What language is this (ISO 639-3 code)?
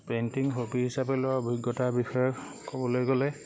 asm